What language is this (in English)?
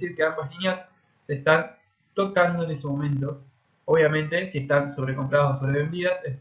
Spanish